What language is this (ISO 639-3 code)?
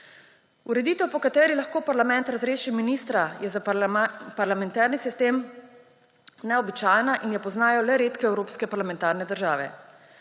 slv